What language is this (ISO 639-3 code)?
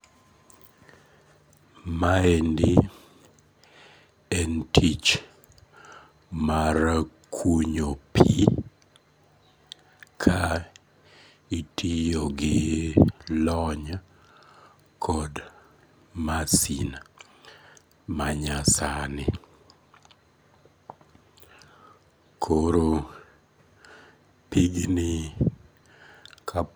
luo